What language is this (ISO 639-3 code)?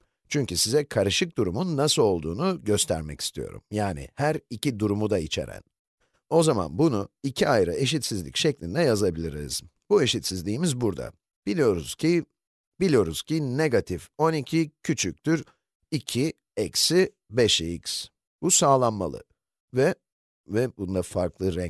tur